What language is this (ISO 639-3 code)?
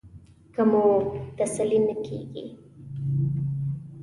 pus